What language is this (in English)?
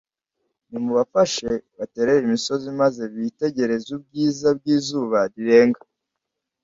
Kinyarwanda